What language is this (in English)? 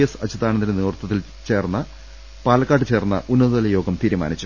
Malayalam